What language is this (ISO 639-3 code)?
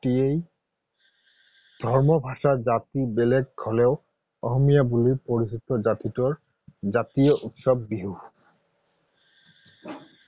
asm